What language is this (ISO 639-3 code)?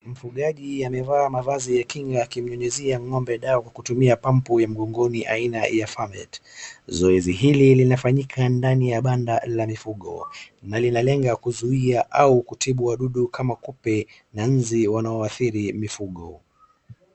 swa